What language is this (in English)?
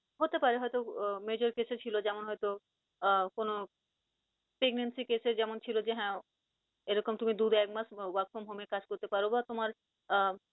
Bangla